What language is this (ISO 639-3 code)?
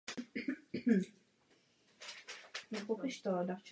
ces